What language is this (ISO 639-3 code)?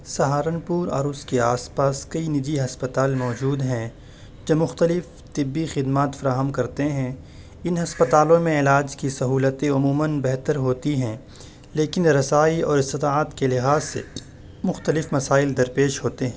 urd